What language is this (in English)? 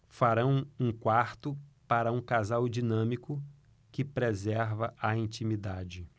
Portuguese